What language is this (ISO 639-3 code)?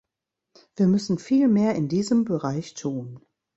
deu